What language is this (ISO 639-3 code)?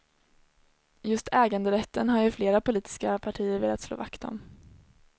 swe